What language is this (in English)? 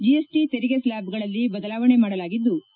Kannada